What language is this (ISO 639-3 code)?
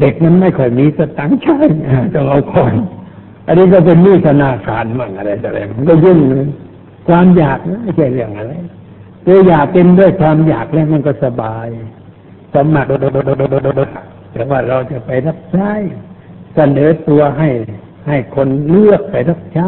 tha